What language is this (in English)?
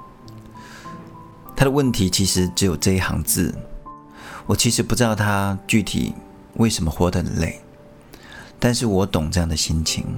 Chinese